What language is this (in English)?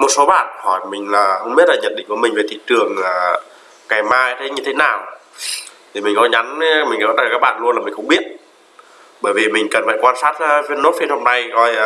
Vietnamese